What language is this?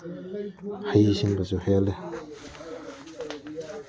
Manipuri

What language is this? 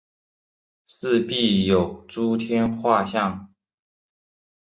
Chinese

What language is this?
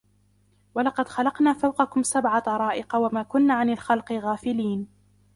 Arabic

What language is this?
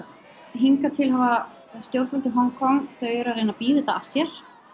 Icelandic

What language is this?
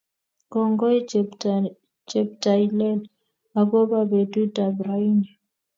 Kalenjin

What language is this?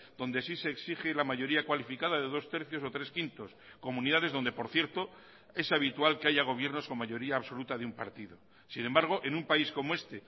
Spanish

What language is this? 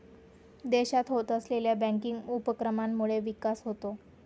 Marathi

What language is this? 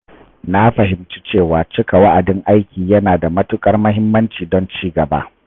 Hausa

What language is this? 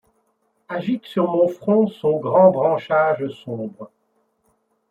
French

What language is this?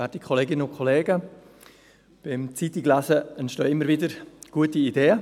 Swiss German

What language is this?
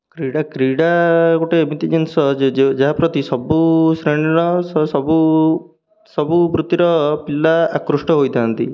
Odia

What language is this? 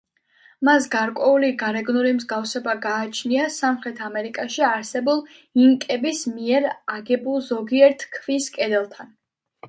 Georgian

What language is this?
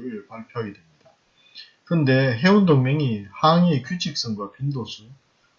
Korean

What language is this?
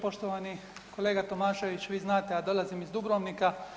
Croatian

